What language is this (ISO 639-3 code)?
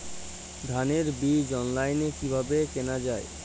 ben